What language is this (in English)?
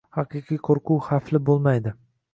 Uzbek